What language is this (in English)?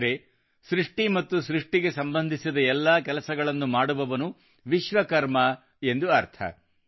Kannada